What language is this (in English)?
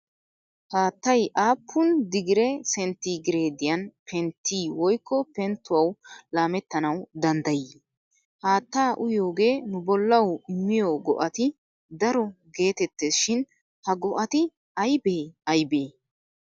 Wolaytta